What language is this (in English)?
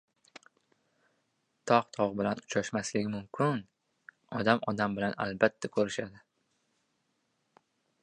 Uzbek